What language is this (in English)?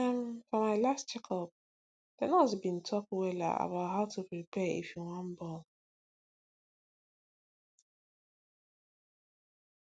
Nigerian Pidgin